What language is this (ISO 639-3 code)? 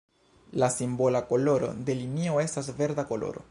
epo